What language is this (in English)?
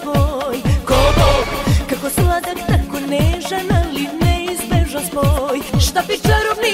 Turkish